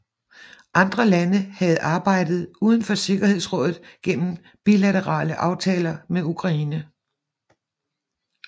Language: Danish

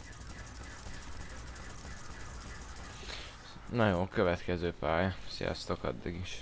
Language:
Hungarian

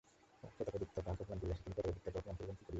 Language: Bangla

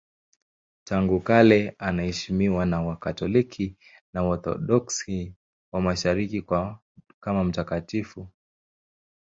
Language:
Swahili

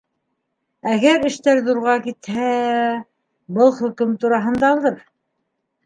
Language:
Bashkir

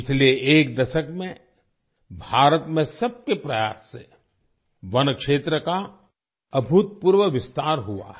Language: Hindi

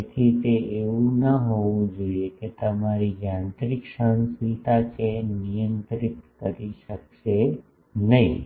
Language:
Gujarati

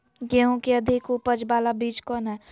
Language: Magahi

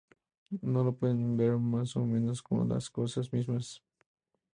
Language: Spanish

